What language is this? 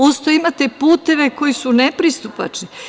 Serbian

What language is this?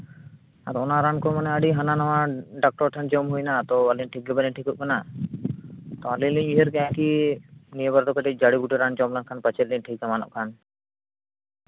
Santali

